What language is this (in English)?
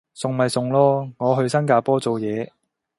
Cantonese